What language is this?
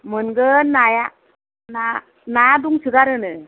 Bodo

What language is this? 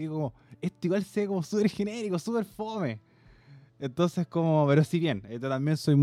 Spanish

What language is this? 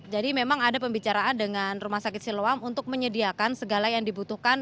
Indonesian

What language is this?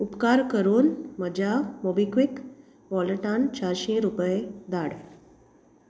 Konkani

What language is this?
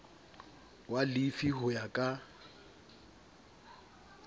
Southern Sotho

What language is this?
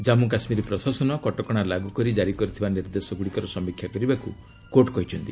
Odia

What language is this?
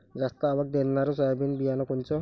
Marathi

